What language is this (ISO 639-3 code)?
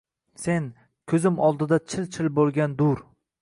uzb